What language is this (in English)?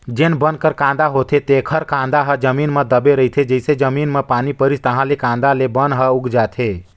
Chhattisgarhi